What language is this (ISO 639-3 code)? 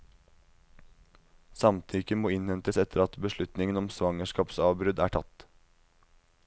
nor